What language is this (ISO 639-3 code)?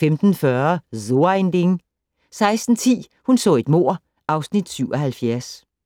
dan